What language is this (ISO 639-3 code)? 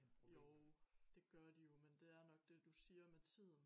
dan